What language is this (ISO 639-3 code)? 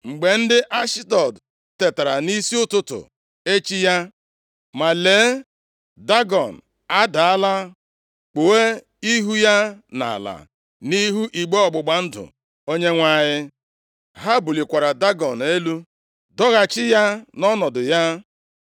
ibo